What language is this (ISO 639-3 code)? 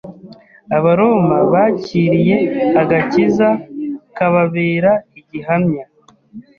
kin